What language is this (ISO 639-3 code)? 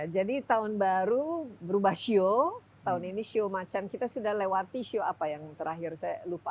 ind